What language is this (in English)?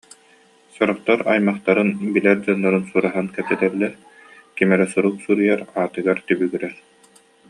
Yakut